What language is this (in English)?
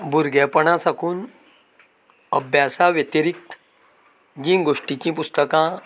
Konkani